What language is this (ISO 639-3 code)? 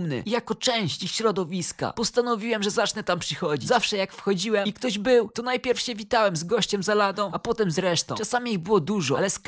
pol